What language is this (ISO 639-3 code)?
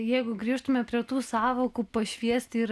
lit